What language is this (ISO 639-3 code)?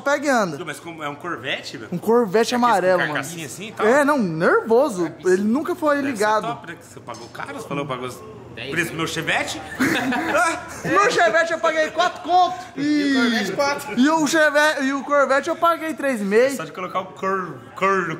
por